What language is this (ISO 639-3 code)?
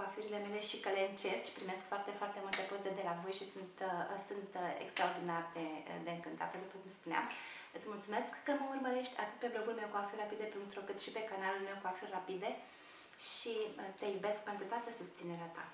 ron